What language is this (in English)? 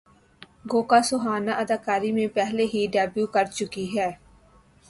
Urdu